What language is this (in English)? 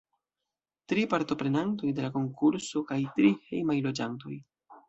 Esperanto